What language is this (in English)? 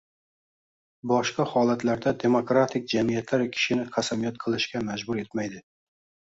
Uzbek